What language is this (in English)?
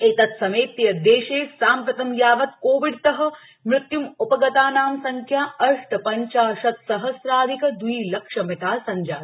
Sanskrit